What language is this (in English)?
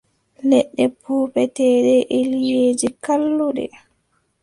Adamawa Fulfulde